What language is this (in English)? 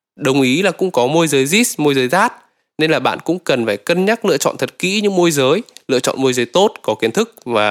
Vietnamese